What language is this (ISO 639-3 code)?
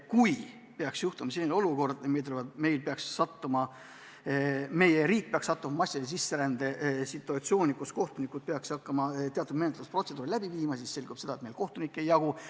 est